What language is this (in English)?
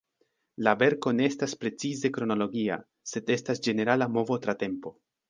Esperanto